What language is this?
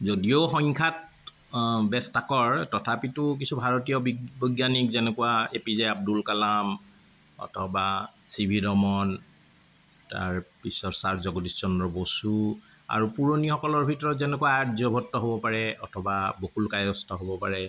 Assamese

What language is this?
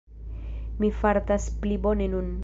Esperanto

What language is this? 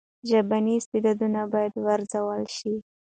Pashto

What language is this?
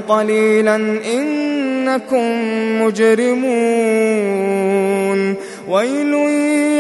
Arabic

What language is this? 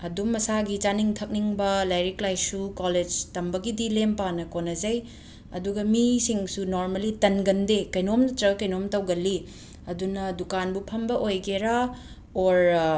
Manipuri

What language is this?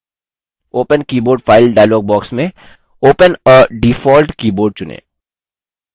Hindi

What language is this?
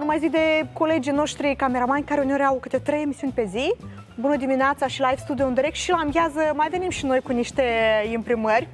Romanian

